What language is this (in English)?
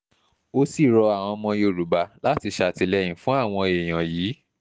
Yoruba